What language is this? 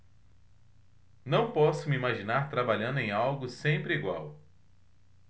Portuguese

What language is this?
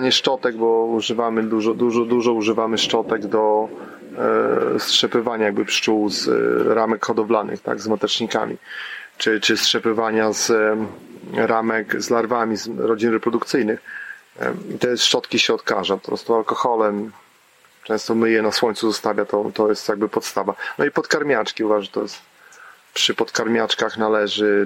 Polish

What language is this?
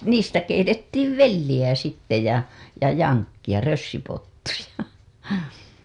Finnish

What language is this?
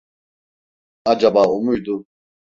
Turkish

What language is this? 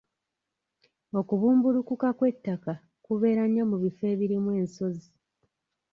Ganda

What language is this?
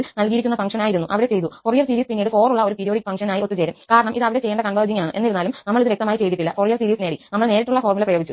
Malayalam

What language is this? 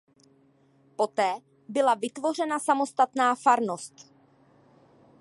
Czech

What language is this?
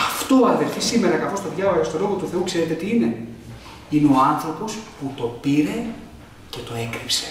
Greek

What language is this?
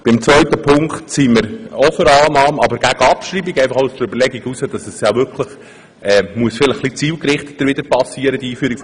Swiss German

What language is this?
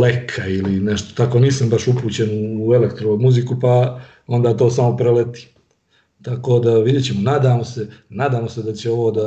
Croatian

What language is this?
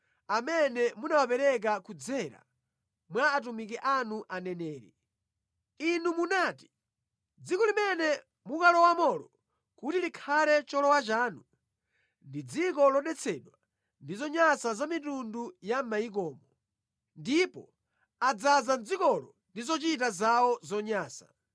Nyanja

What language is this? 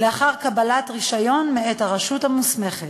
Hebrew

